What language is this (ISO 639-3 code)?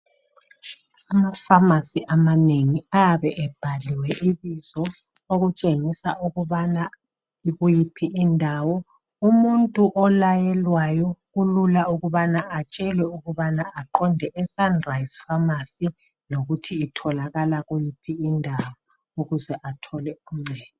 nde